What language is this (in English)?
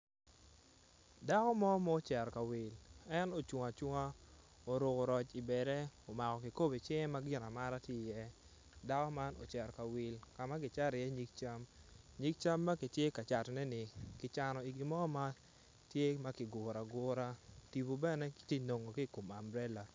Acoli